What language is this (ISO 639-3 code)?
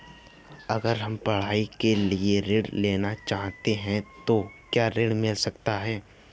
hin